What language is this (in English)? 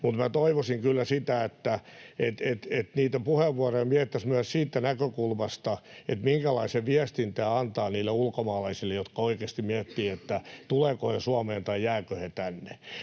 Finnish